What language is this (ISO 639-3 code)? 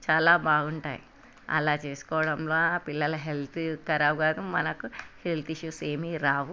tel